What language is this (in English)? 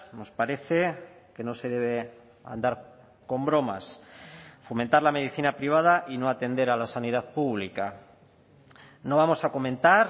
Spanish